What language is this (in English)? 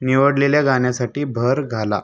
Marathi